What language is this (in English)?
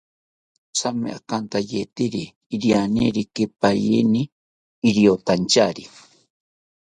South Ucayali Ashéninka